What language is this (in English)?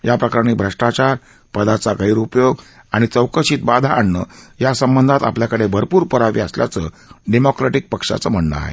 Marathi